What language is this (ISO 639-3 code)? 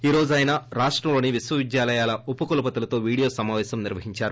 tel